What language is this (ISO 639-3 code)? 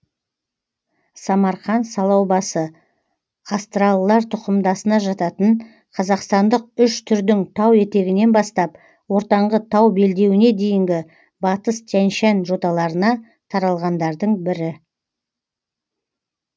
kaz